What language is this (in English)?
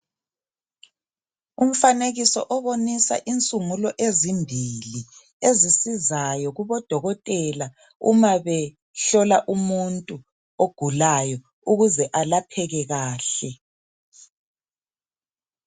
North Ndebele